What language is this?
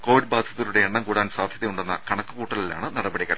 Malayalam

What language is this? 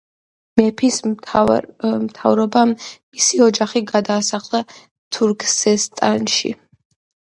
Georgian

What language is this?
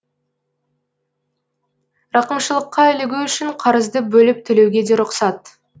Kazakh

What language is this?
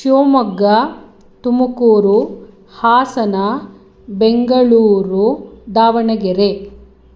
Sanskrit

